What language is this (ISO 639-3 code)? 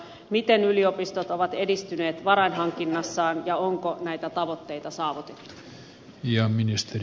fin